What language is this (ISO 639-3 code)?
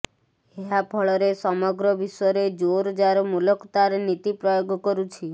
ori